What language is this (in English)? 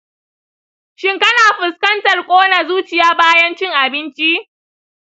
Hausa